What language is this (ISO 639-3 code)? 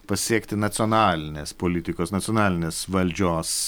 lit